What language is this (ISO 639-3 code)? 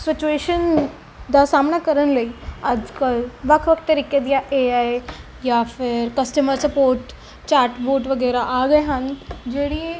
pan